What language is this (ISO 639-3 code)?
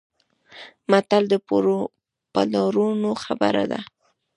pus